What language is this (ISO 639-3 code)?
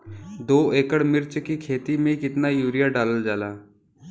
bho